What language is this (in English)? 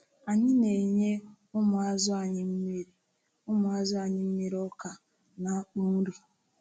Igbo